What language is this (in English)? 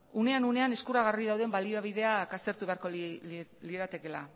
Basque